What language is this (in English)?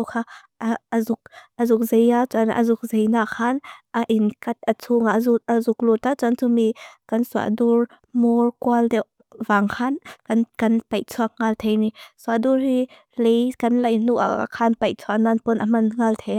Mizo